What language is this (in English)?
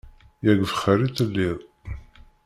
Kabyle